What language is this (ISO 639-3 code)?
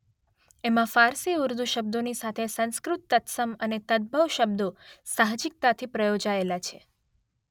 guj